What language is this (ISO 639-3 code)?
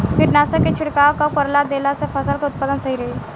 bho